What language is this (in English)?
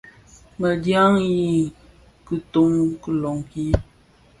Bafia